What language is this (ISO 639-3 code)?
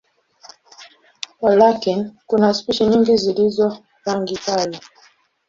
swa